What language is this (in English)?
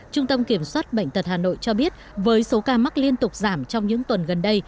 Vietnamese